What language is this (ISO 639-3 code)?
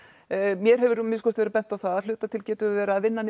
isl